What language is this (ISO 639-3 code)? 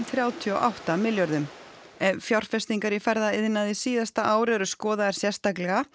isl